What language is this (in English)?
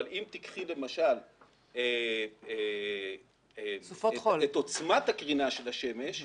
Hebrew